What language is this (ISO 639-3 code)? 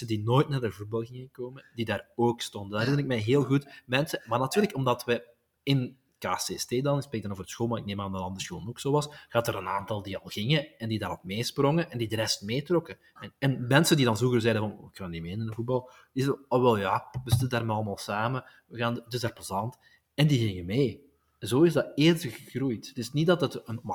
nld